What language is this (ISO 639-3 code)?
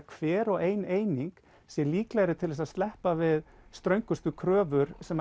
isl